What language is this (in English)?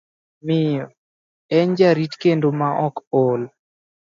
Luo (Kenya and Tanzania)